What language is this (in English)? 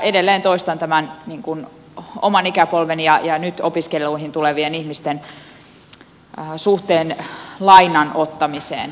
Finnish